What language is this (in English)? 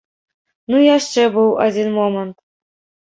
Belarusian